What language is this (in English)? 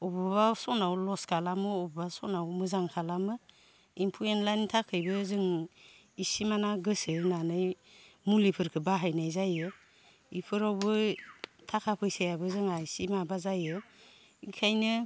Bodo